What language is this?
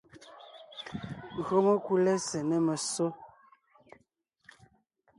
Ngiemboon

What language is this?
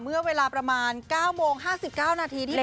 Thai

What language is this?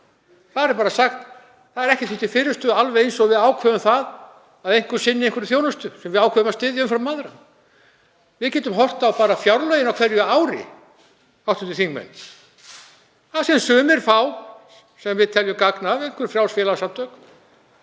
Icelandic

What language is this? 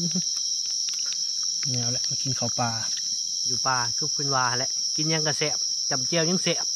Thai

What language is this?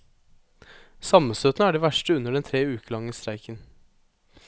Norwegian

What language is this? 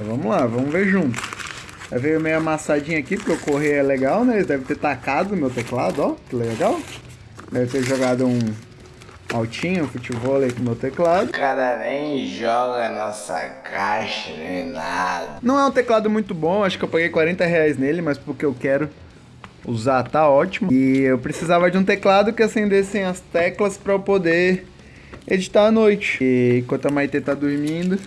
Portuguese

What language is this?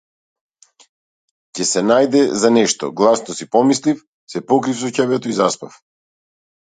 Macedonian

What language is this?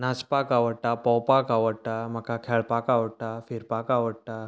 Konkani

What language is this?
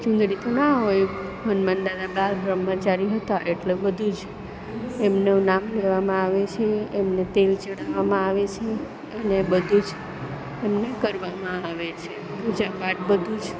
Gujarati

